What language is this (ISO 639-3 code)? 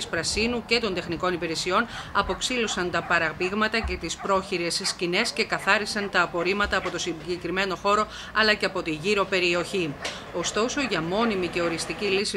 ell